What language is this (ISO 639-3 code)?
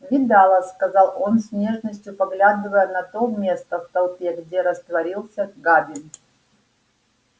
rus